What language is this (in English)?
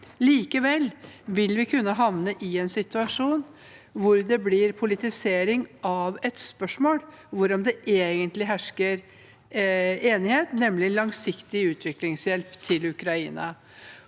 Norwegian